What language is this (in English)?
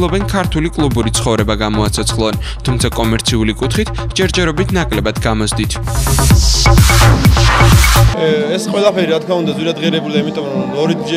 Turkish